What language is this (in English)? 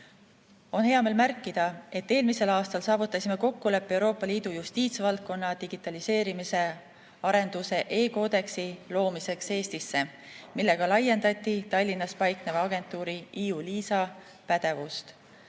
Estonian